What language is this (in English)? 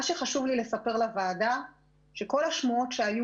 Hebrew